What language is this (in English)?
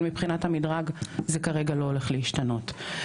Hebrew